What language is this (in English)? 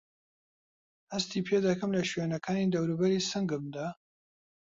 Central Kurdish